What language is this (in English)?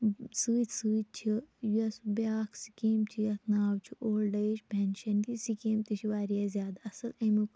Kashmiri